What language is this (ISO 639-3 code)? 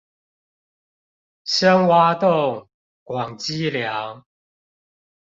zho